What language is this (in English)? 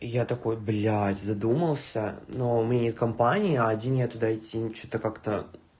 Russian